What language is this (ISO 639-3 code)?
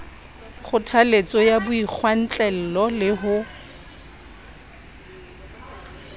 sot